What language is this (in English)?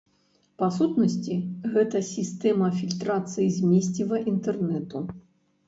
Belarusian